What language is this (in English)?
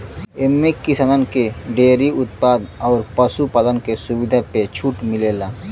Bhojpuri